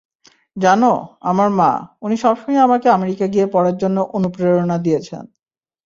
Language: Bangla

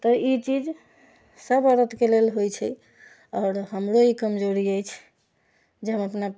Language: Maithili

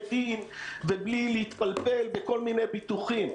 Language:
Hebrew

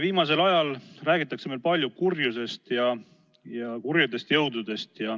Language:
Estonian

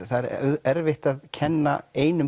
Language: Icelandic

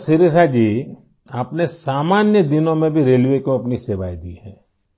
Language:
Urdu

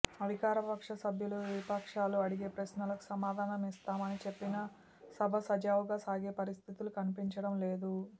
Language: Telugu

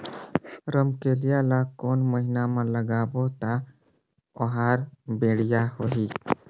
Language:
Chhattisgarhi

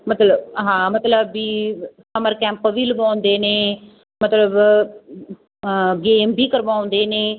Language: Punjabi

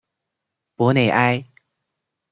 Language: Chinese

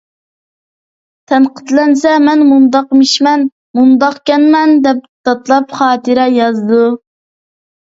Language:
Uyghur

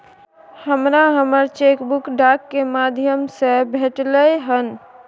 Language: Maithili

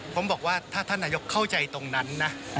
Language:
Thai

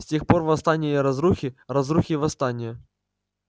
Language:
Russian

